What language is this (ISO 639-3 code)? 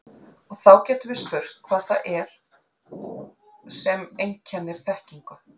isl